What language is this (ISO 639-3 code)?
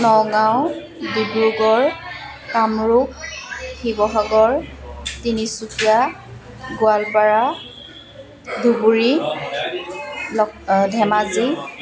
asm